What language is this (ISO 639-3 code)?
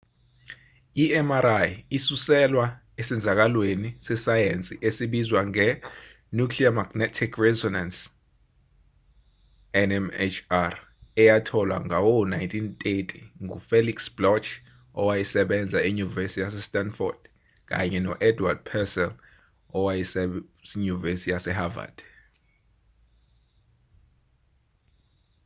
zul